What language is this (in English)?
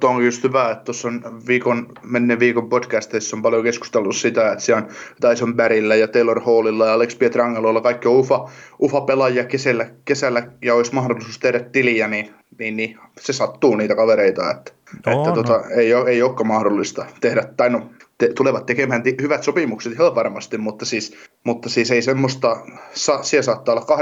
Finnish